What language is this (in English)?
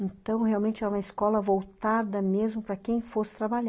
Portuguese